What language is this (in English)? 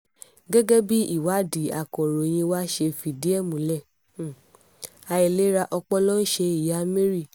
Yoruba